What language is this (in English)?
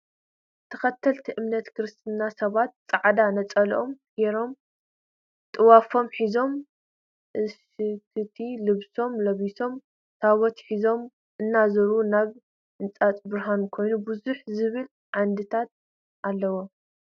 Tigrinya